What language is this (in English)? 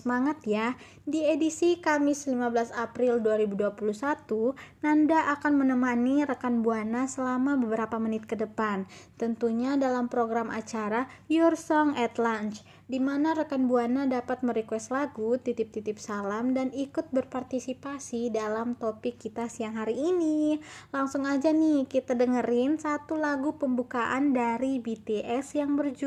Indonesian